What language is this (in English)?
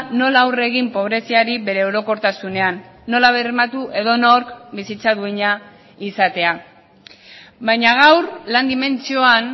Basque